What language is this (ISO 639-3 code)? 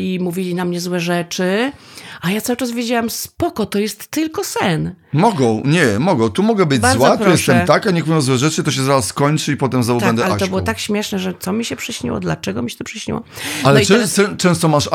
pol